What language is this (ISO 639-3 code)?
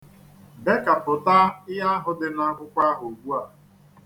ibo